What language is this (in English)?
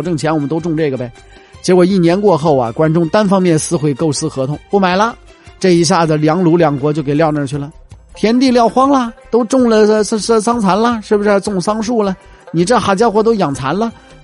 Chinese